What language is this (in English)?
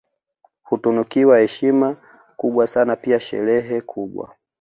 Swahili